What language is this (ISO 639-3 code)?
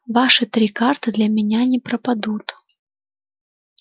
rus